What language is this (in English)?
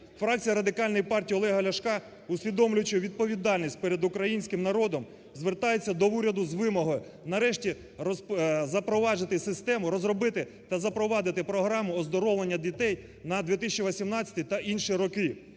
Ukrainian